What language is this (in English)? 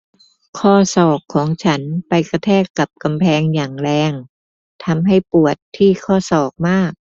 Thai